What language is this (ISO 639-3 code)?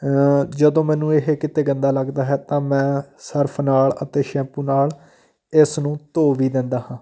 pan